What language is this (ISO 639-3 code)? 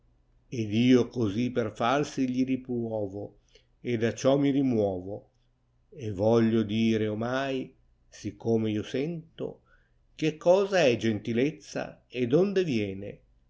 ita